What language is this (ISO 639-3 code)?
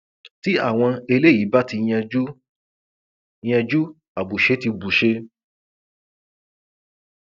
yor